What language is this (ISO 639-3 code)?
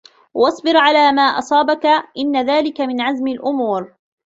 ara